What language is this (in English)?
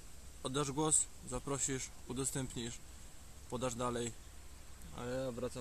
Polish